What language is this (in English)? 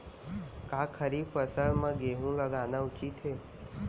Chhattisgarhi